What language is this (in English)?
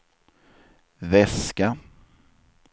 Swedish